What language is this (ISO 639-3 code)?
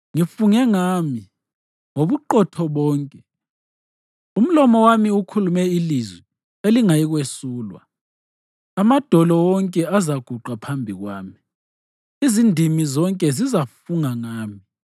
nde